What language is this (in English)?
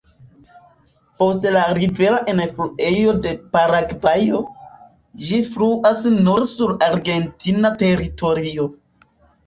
Esperanto